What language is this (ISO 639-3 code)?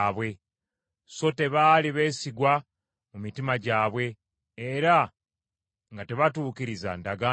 lug